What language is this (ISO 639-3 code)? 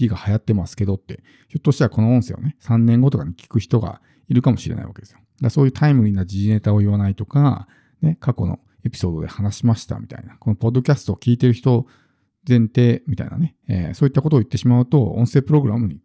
jpn